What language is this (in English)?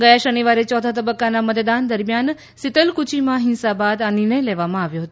Gujarati